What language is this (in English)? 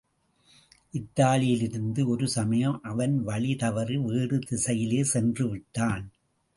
Tamil